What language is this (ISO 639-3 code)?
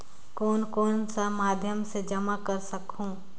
hne